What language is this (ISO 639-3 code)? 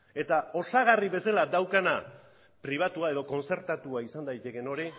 eus